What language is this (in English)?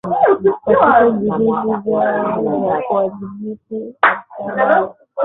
Swahili